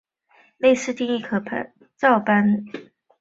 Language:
Chinese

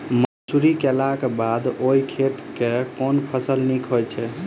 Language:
Maithili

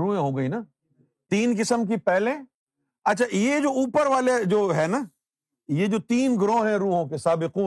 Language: Urdu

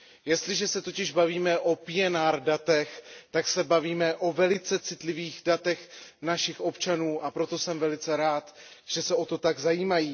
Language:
Czech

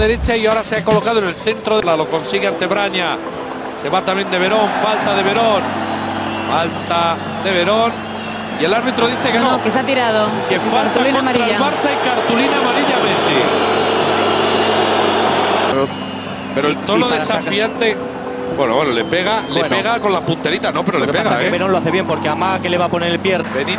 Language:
Spanish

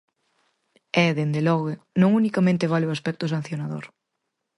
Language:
Galician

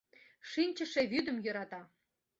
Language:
Mari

